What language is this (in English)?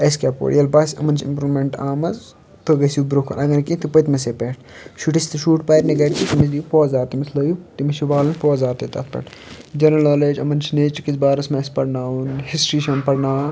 Kashmiri